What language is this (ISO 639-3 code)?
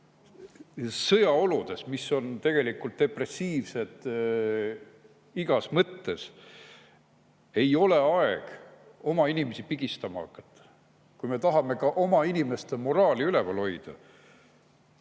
est